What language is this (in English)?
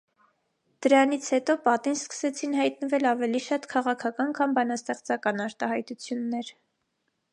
Armenian